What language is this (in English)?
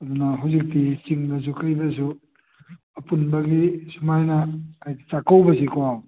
Manipuri